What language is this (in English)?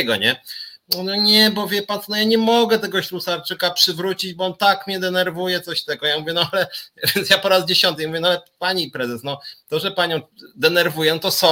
Polish